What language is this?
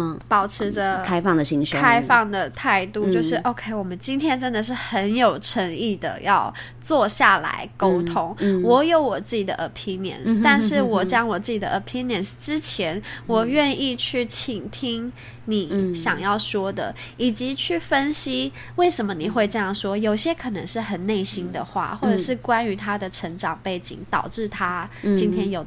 Chinese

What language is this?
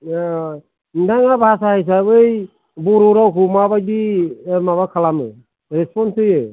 Bodo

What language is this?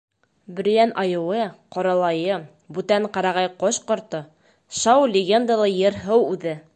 Bashkir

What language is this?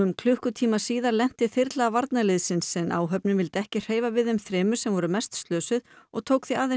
Icelandic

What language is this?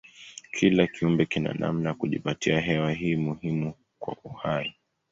Swahili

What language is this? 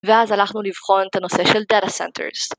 Hebrew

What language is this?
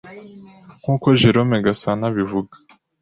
Kinyarwanda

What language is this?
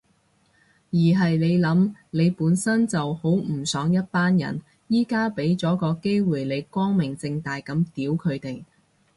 Cantonese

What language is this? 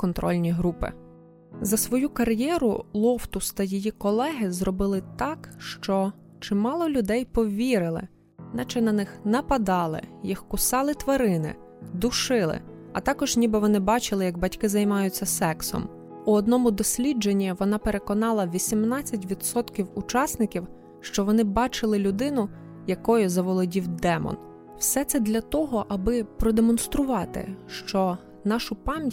Ukrainian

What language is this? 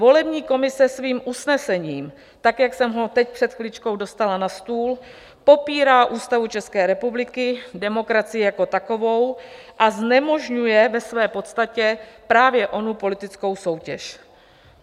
Czech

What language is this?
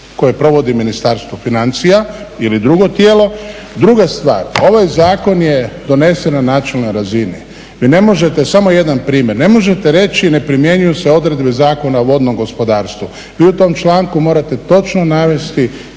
Croatian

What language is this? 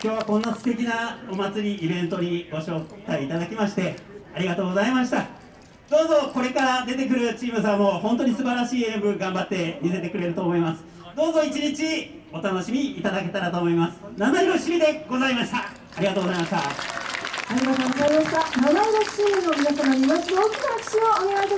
Japanese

